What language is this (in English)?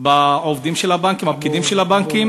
Hebrew